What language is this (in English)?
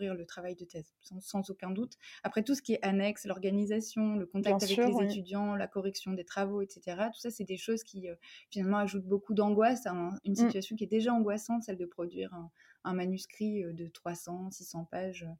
French